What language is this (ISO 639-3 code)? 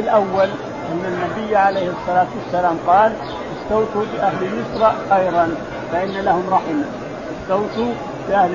ara